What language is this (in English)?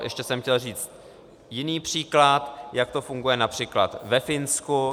Czech